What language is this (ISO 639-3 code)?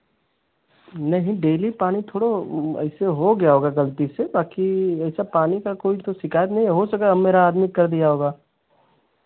hin